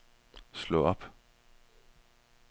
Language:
Danish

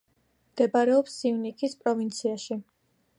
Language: Georgian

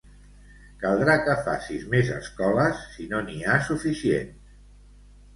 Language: Catalan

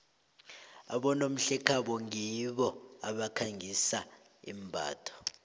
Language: South Ndebele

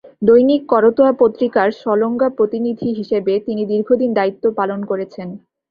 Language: Bangla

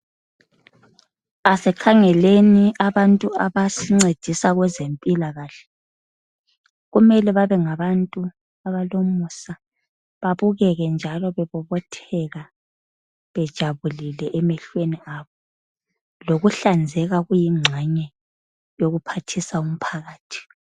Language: North Ndebele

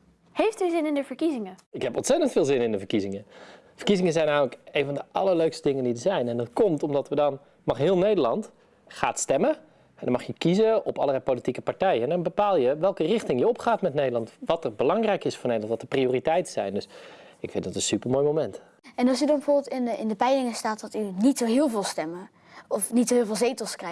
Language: Dutch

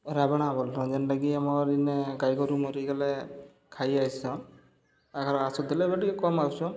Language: Odia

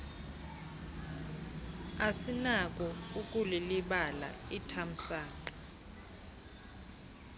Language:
Xhosa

